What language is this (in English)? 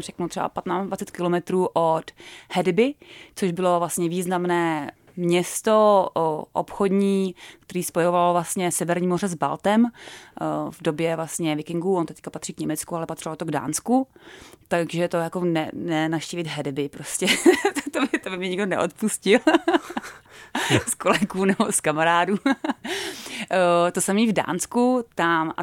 Czech